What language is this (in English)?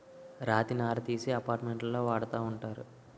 Telugu